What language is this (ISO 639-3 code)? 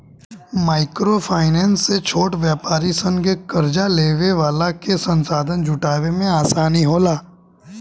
bho